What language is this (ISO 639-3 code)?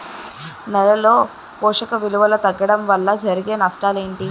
tel